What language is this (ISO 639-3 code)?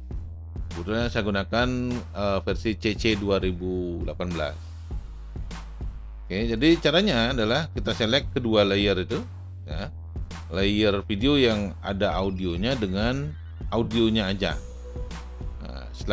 ind